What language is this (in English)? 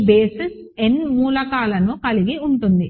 Telugu